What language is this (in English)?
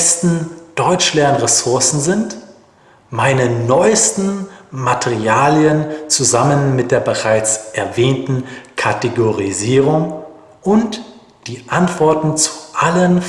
German